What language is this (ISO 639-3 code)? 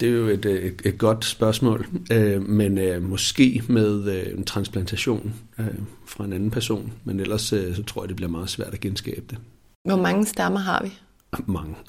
dan